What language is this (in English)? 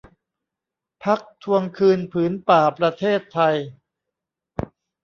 Thai